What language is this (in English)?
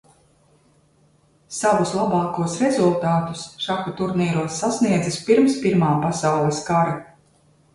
Latvian